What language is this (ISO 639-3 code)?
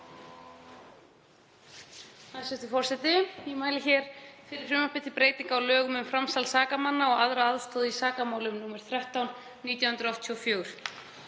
isl